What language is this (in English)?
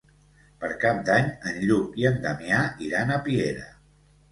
Catalan